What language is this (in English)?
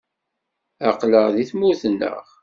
Kabyle